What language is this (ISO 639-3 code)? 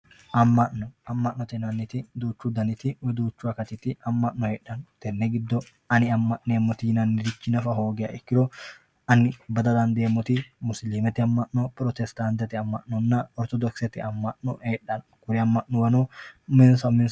sid